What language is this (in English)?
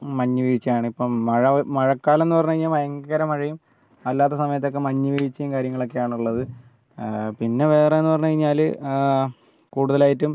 Malayalam